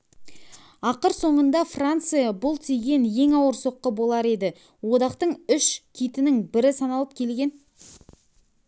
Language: Kazakh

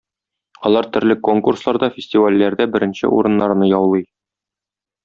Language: Tatar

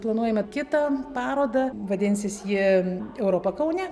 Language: Lithuanian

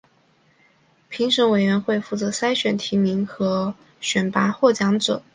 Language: Chinese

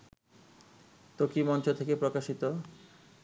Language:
Bangla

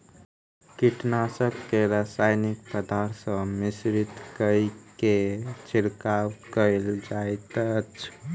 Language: Maithili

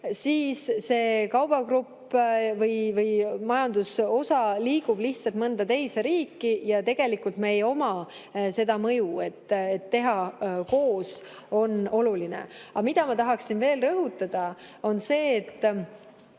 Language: Estonian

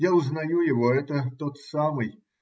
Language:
Russian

